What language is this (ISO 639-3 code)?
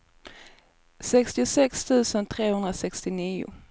swe